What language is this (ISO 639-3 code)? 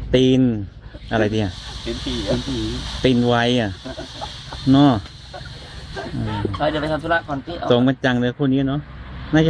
tha